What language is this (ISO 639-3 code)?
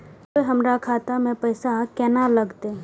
mai